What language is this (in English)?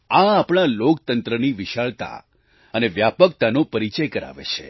Gujarati